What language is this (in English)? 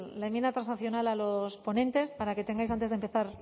Spanish